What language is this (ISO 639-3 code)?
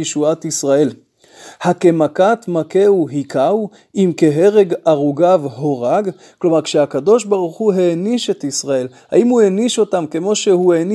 heb